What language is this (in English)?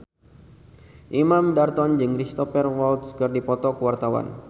Sundanese